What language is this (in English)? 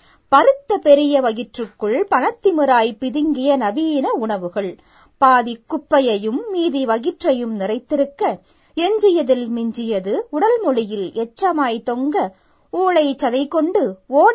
Tamil